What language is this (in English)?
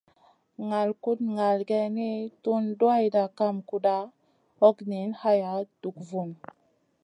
Masana